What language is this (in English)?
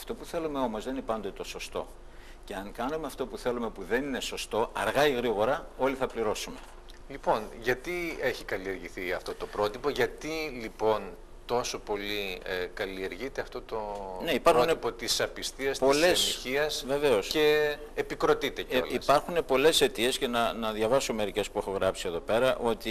Greek